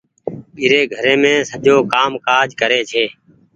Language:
Goaria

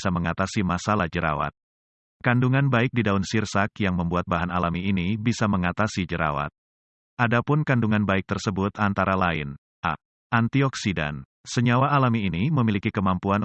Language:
Indonesian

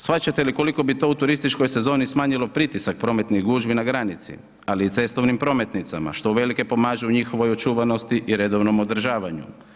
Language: Croatian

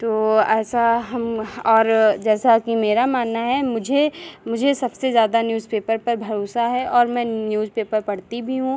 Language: Hindi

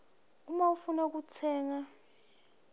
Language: Swati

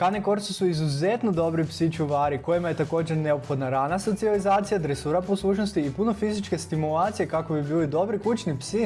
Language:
Croatian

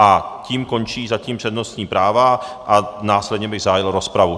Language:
Czech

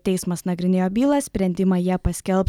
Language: Lithuanian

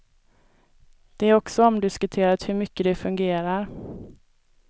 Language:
Swedish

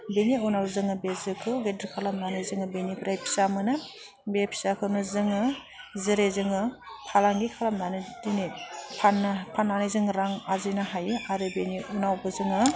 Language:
Bodo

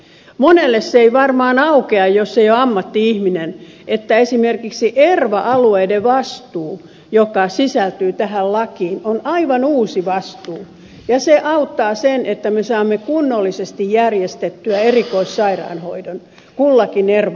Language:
Finnish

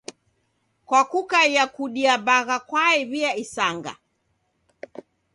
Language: Taita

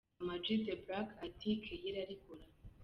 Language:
Kinyarwanda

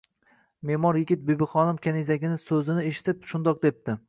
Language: Uzbek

